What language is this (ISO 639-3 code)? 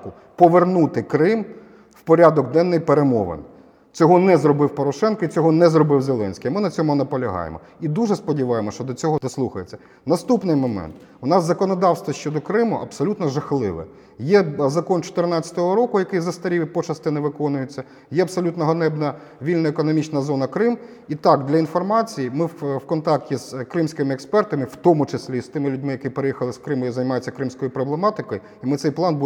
ukr